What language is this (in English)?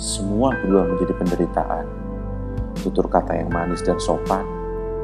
Indonesian